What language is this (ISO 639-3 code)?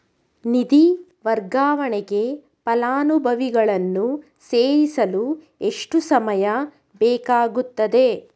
kan